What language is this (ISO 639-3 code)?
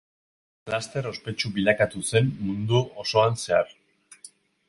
eus